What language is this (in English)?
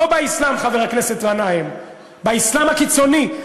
Hebrew